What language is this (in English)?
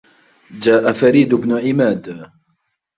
Arabic